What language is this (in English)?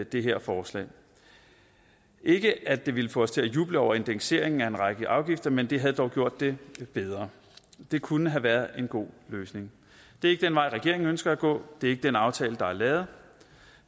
Danish